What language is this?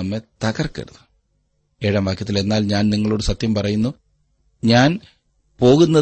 Malayalam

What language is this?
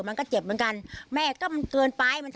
Thai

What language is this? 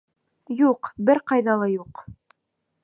Bashkir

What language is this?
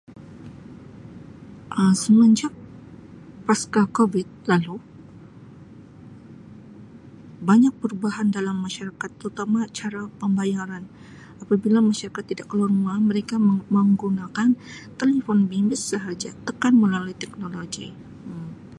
Sabah Malay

